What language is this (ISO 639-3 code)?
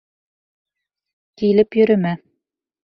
bak